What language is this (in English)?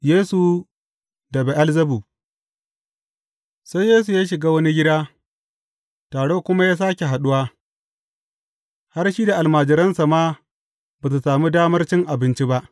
Hausa